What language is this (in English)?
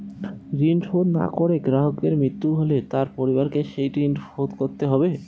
Bangla